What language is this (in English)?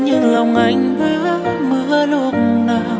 Vietnamese